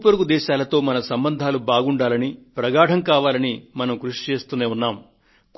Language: Telugu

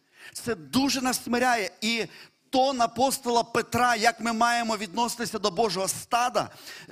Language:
Ukrainian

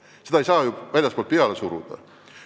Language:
Estonian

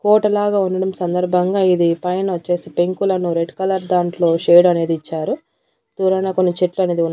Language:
Telugu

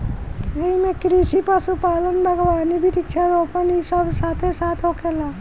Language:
Bhojpuri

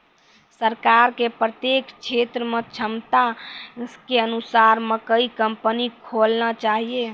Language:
Maithili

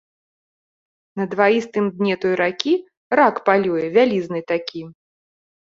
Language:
Belarusian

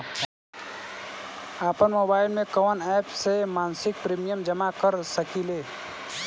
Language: Bhojpuri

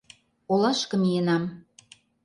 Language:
Mari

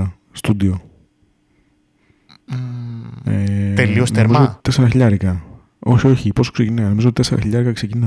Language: Greek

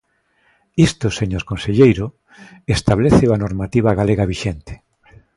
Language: Galician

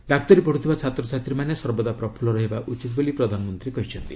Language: Odia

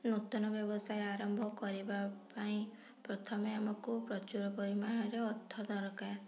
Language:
Odia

